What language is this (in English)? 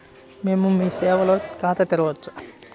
Telugu